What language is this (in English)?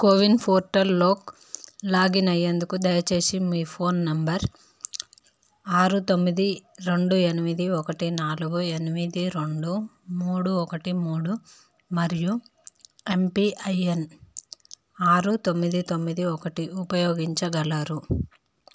Telugu